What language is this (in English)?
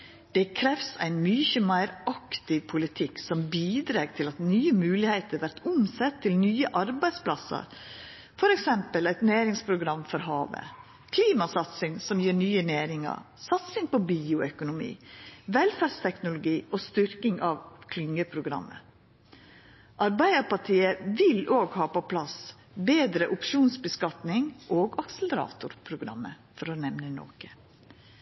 Norwegian Nynorsk